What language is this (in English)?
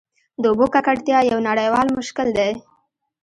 Pashto